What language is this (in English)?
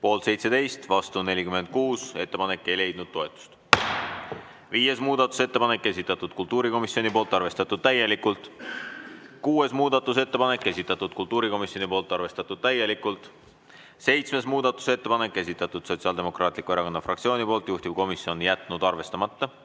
Estonian